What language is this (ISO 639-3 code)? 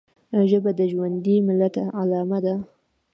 pus